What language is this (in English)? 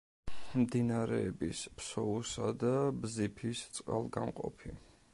Georgian